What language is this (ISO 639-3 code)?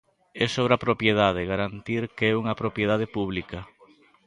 glg